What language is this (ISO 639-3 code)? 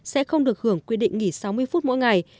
vie